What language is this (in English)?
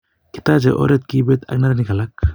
Kalenjin